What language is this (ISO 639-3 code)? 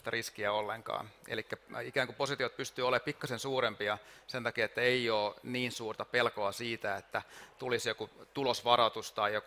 fin